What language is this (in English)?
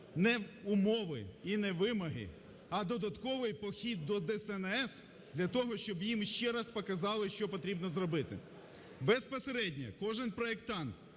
Ukrainian